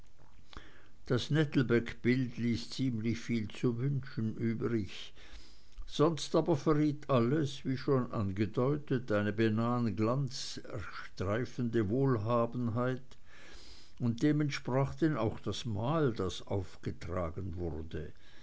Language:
German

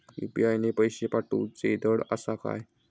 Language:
Marathi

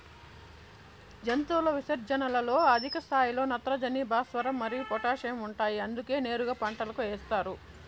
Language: Telugu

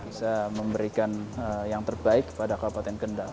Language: Indonesian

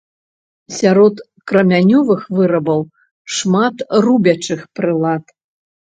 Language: Belarusian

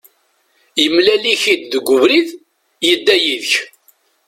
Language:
Kabyle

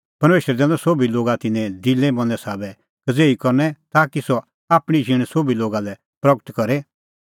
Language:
Kullu Pahari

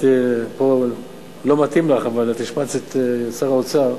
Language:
Hebrew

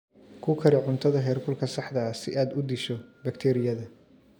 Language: Somali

